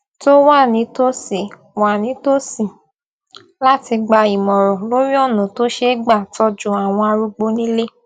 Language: Yoruba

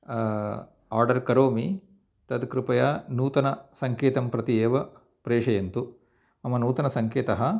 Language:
Sanskrit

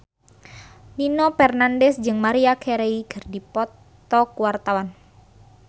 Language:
Sundanese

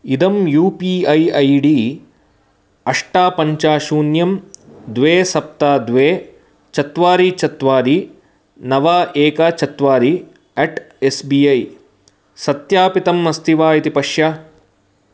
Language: Sanskrit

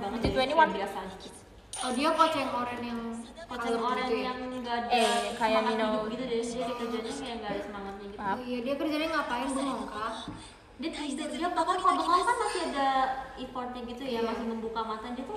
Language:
Indonesian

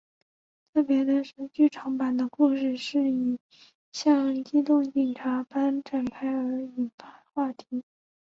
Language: Chinese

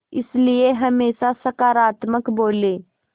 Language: Hindi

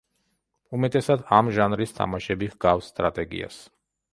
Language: Georgian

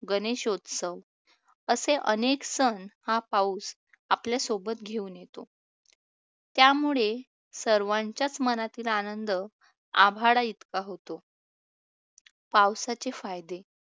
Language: Marathi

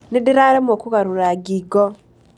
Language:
Kikuyu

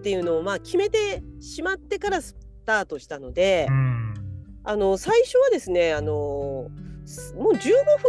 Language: Japanese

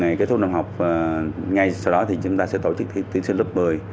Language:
Vietnamese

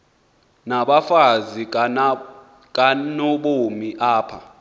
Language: Xhosa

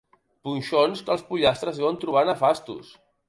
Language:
Catalan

